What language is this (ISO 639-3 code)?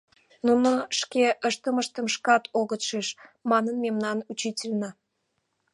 chm